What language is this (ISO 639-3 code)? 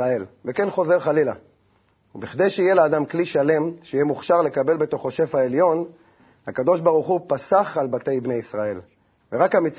heb